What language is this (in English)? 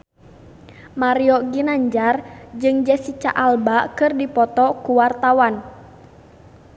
Sundanese